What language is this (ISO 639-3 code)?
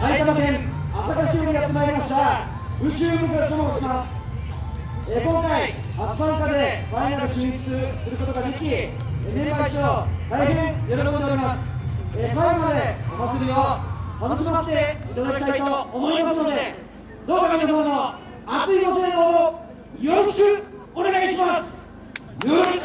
jpn